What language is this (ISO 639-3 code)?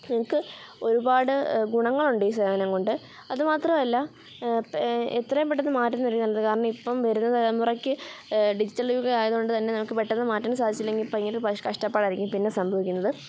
mal